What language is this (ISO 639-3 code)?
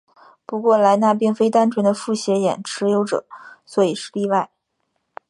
zho